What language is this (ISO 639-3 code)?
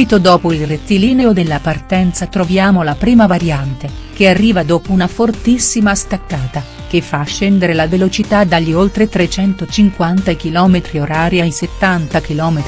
ita